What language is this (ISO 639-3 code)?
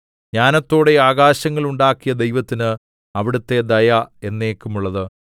mal